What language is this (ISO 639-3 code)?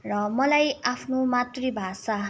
nep